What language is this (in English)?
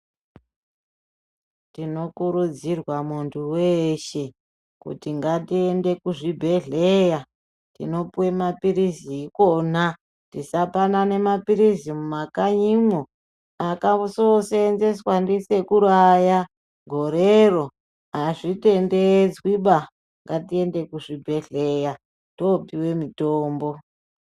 Ndau